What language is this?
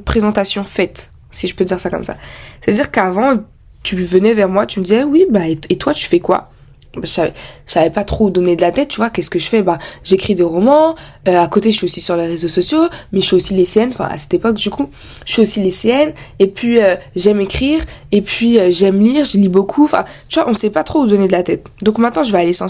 French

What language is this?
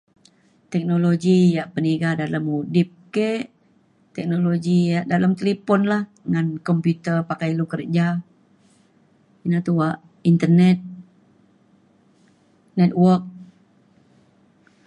Mainstream Kenyah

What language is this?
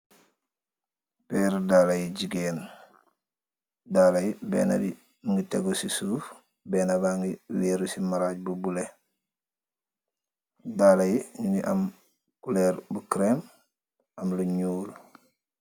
Wolof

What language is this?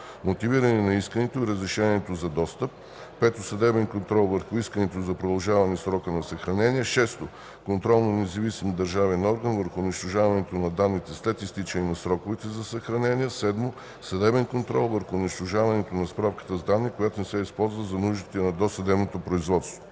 Bulgarian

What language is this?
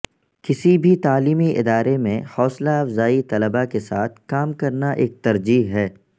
Urdu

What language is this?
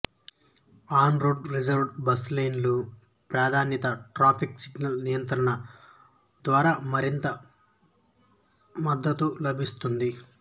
Telugu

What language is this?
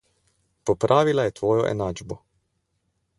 Slovenian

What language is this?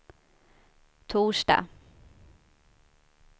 Swedish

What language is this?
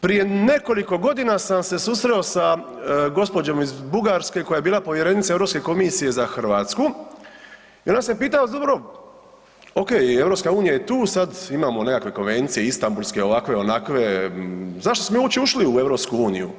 Croatian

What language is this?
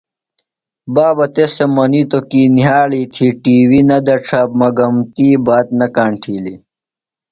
Phalura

